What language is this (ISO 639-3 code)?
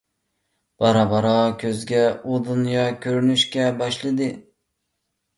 uig